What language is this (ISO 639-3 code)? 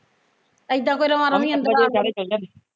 pan